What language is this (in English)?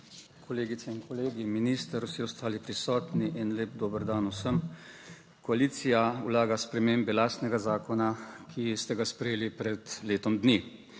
Slovenian